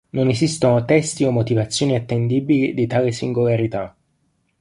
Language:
Italian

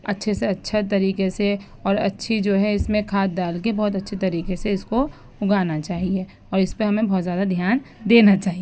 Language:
Urdu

